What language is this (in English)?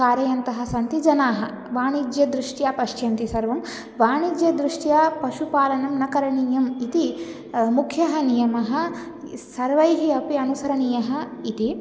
Sanskrit